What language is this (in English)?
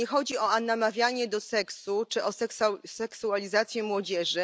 Polish